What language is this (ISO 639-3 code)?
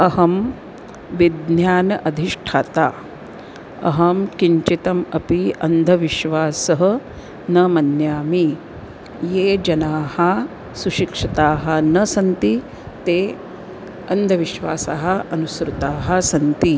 san